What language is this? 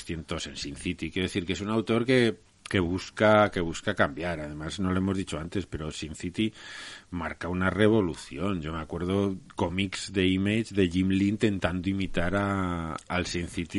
Spanish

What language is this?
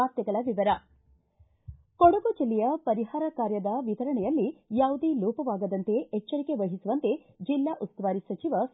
Kannada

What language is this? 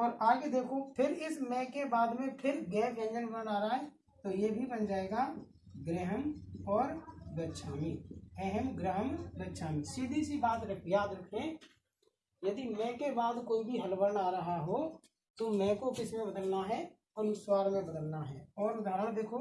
Hindi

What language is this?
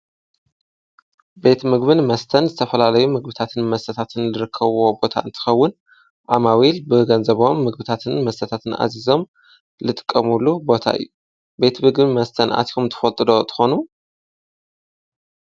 Tigrinya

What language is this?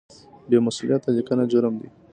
Pashto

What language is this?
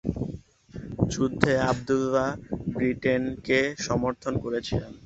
Bangla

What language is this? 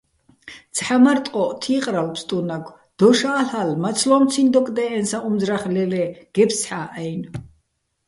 Bats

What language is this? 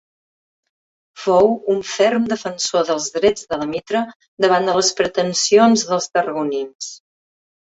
Catalan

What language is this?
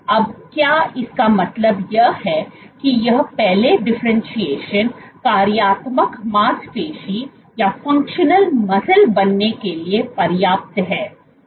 Hindi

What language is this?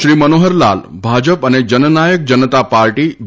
Gujarati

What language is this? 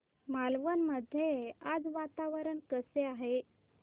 Marathi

